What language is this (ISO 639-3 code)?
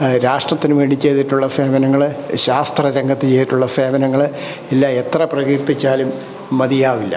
mal